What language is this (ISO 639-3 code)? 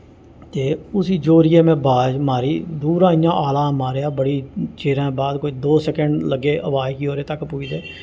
doi